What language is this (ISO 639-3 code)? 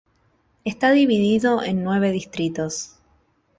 spa